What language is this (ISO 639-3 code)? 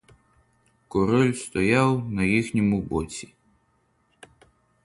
ukr